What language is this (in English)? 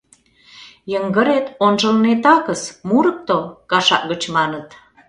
Mari